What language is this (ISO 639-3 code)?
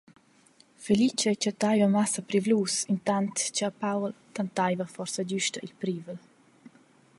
roh